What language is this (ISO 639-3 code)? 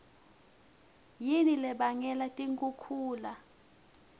ssw